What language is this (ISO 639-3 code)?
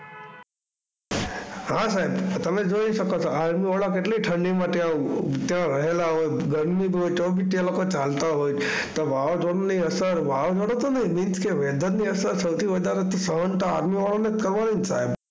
guj